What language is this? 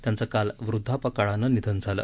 Marathi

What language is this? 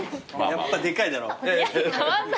Japanese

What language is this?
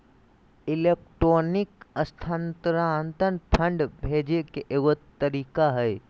Magahi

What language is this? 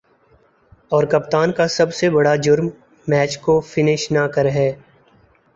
Urdu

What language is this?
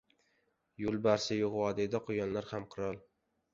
Uzbek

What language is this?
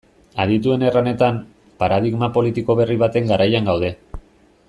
Basque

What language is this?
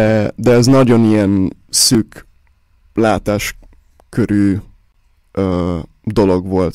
Hungarian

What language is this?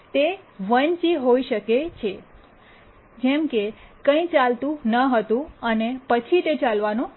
Gujarati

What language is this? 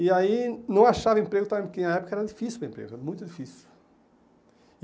Portuguese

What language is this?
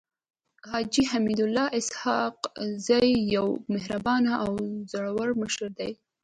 Pashto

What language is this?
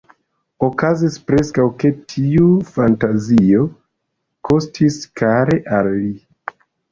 Esperanto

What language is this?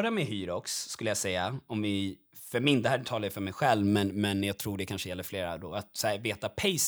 Swedish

